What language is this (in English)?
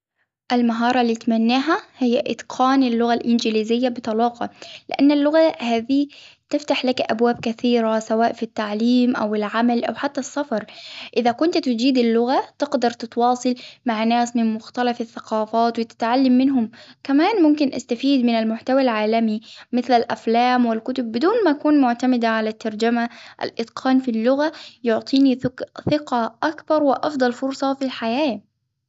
Hijazi Arabic